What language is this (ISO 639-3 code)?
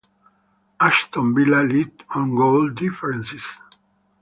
eng